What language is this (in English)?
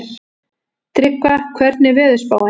Icelandic